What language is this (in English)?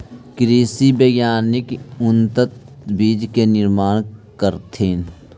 Magahi